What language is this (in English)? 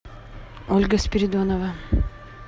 Russian